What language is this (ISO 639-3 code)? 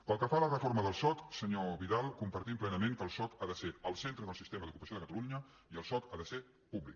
cat